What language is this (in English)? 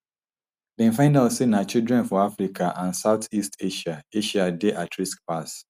Nigerian Pidgin